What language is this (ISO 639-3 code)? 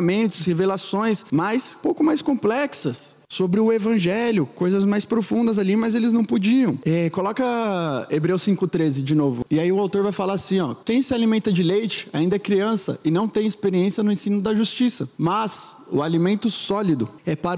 por